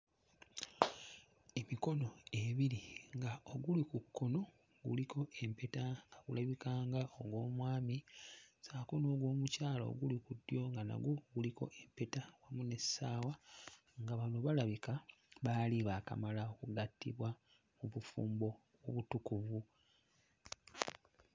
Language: Ganda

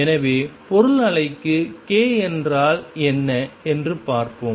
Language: Tamil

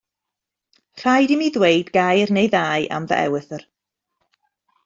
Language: Welsh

